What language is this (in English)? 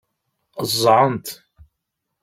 Kabyle